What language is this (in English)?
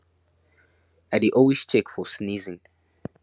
Nigerian Pidgin